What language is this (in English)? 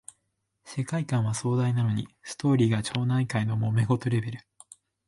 Japanese